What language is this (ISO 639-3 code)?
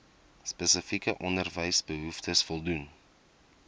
afr